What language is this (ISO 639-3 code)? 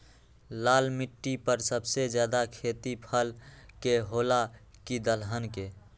mag